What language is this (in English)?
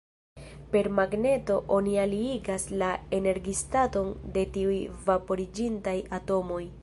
Esperanto